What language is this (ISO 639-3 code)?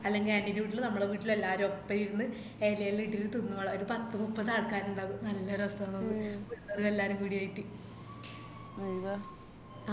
mal